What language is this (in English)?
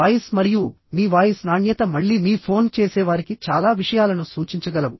Telugu